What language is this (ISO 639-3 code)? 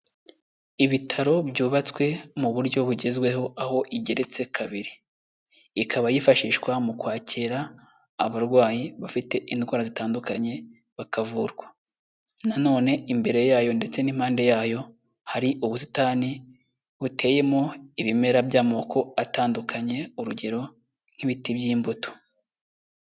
kin